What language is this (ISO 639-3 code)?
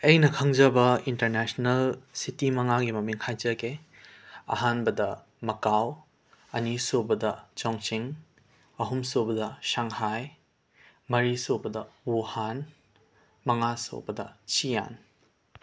mni